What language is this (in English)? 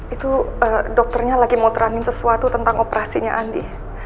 Indonesian